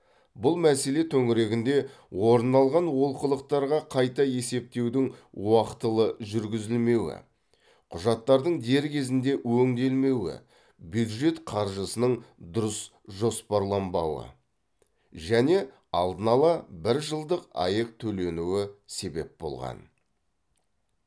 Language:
Kazakh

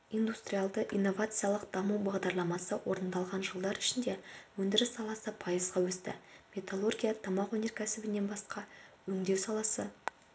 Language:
Kazakh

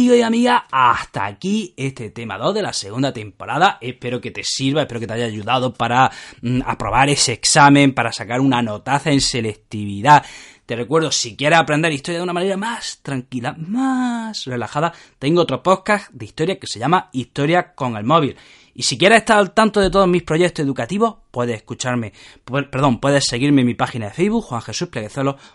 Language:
Spanish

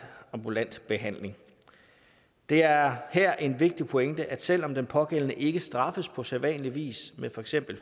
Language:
Danish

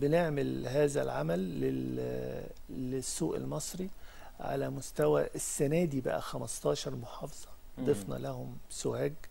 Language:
Arabic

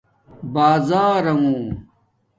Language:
Domaaki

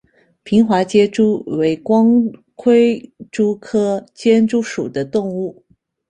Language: Chinese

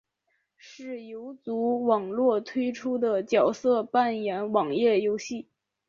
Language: Chinese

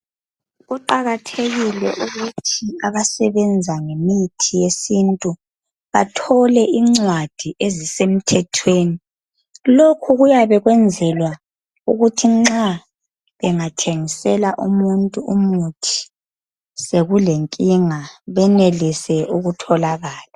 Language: North Ndebele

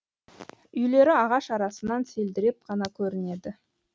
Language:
Kazakh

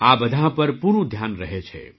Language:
Gujarati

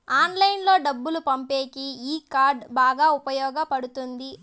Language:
Telugu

